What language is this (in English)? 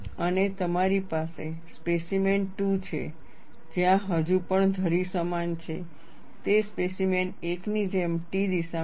Gujarati